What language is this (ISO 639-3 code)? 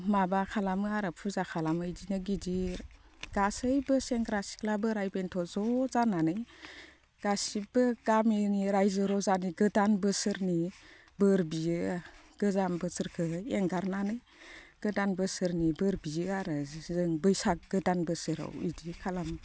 brx